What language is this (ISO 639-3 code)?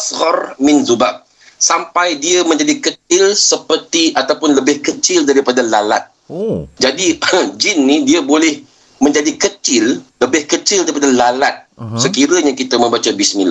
msa